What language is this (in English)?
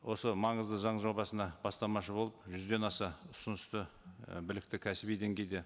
Kazakh